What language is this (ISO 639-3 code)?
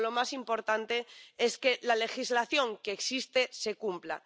spa